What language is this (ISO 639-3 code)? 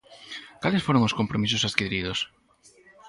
glg